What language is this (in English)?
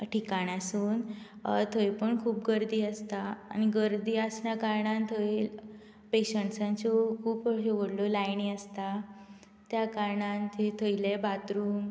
Konkani